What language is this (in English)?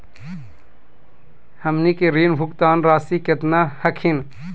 Magahi